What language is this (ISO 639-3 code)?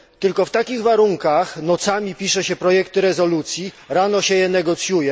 pol